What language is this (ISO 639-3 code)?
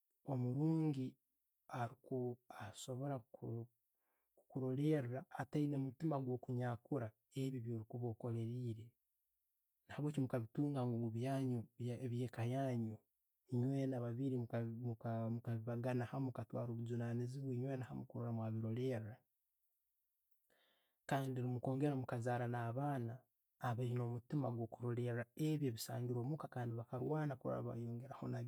ttj